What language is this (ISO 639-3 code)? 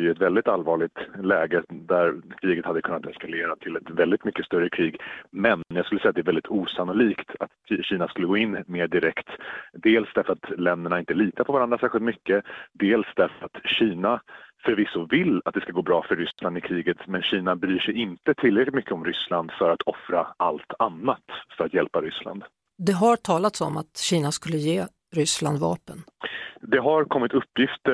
swe